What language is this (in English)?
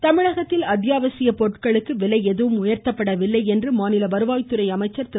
Tamil